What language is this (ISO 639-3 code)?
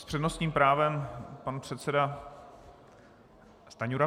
ces